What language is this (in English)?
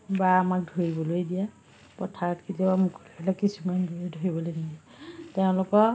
Assamese